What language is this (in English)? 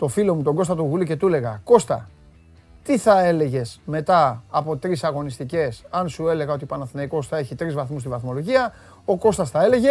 Greek